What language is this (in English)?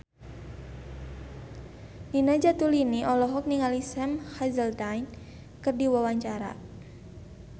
Sundanese